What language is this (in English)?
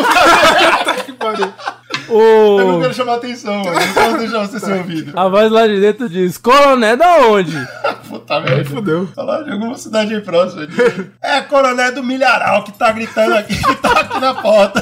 Portuguese